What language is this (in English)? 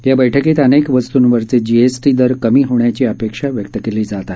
Marathi